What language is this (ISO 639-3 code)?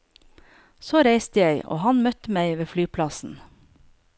nor